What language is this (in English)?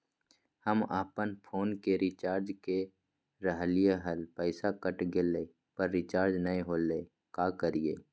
Magahi